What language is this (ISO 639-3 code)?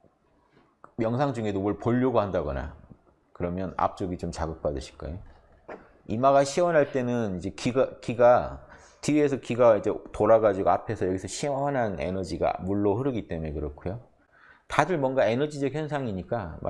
kor